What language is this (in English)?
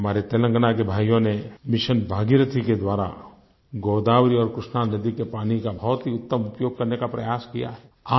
Hindi